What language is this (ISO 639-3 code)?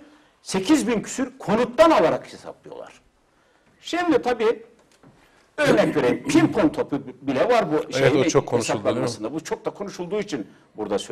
tur